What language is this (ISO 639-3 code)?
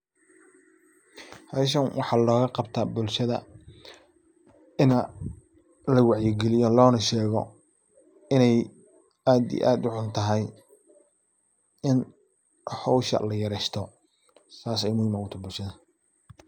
som